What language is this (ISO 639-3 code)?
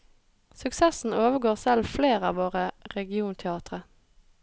nor